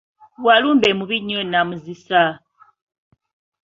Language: Ganda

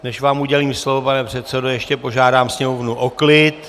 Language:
Czech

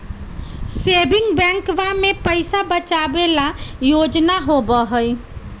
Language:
Magahi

